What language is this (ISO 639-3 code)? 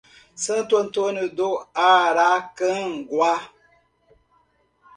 por